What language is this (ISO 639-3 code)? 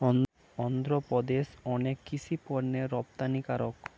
ben